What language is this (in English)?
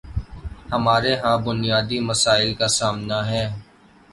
Urdu